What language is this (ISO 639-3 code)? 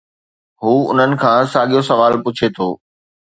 snd